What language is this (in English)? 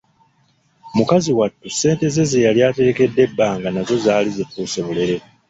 Ganda